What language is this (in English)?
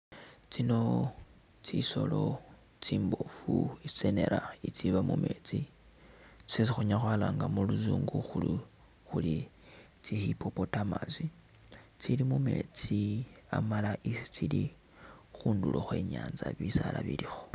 Masaaba